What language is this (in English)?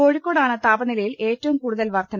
Malayalam